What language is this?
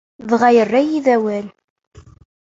Kabyle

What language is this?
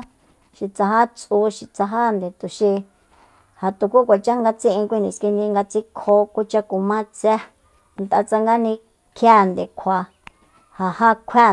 Soyaltepec Mazatec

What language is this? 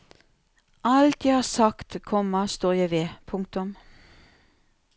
Norwegian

